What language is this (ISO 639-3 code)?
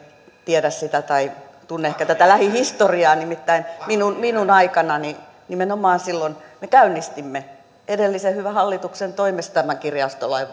fin